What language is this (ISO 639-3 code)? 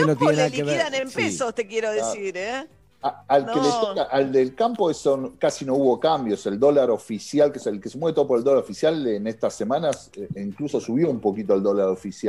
spa